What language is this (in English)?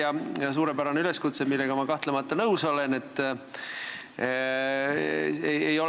Estonian